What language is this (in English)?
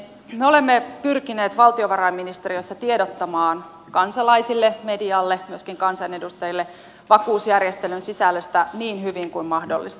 Finnish